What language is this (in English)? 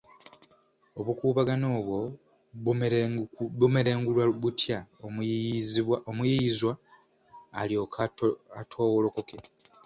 Ganda